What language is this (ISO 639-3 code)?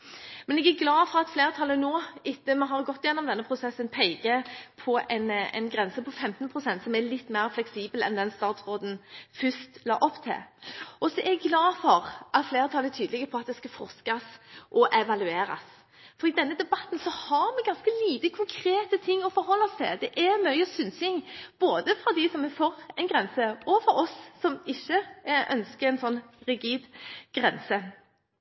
nob